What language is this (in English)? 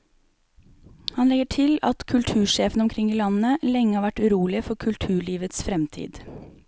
Norwegian